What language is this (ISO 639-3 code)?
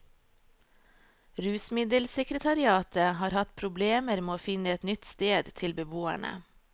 nor